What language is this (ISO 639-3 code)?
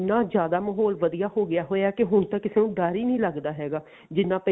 pan